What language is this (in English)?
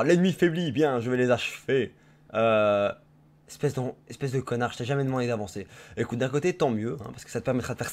French